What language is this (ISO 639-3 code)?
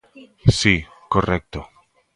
glg